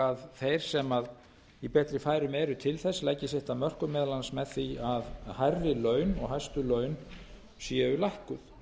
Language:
Icelandic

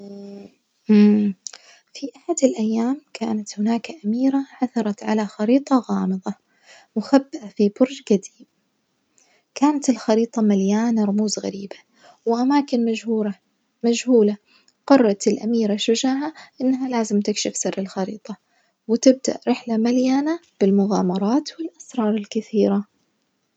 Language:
Najdi Arabic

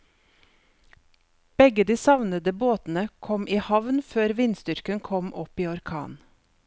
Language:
Norwegian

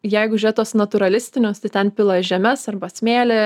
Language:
Lithuanian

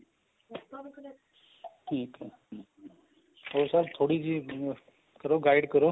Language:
Punjabi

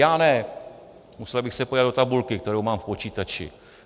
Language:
Czech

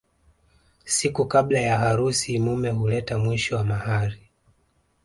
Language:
Swahili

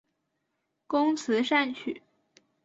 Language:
Chinese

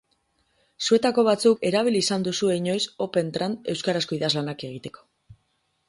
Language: Basque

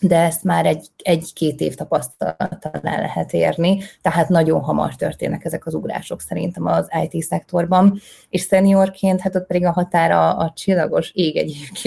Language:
Hungarian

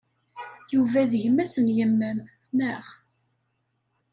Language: Kabyle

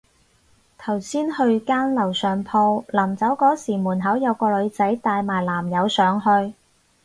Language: Cantonese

